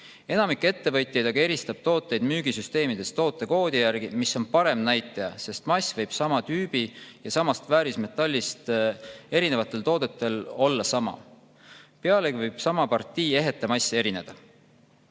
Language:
Estonian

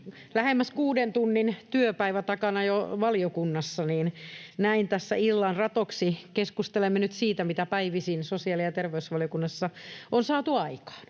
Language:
Finnish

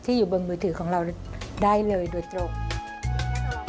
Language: Thai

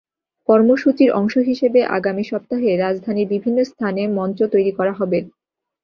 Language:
Bangla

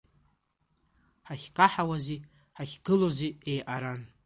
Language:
Abkhazian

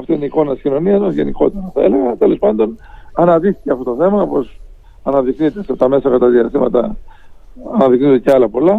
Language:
Greek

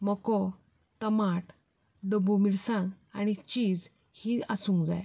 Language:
Konkani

